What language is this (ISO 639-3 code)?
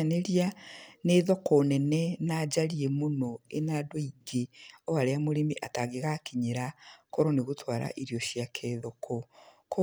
kik